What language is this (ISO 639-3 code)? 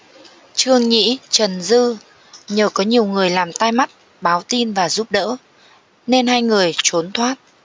vie